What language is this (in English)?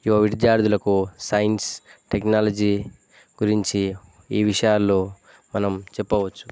Telugu